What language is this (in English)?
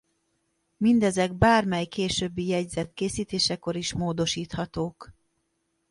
Hungarian